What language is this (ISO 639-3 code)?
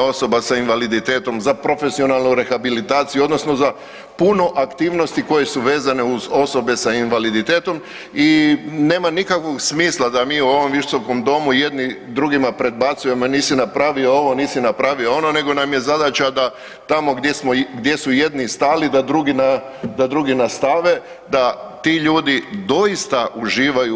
hrv